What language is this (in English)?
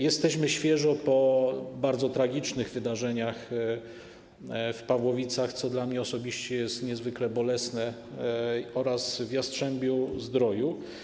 Polish